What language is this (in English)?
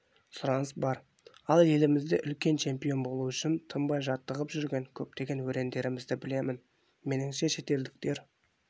Kazakh